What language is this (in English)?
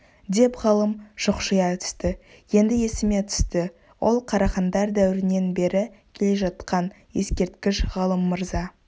Kazakh